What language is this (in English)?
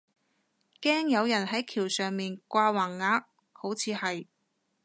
Cantonese